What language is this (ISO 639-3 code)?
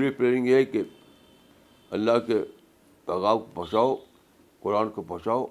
urd